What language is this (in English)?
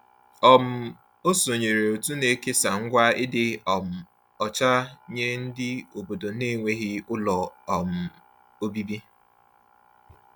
Igbo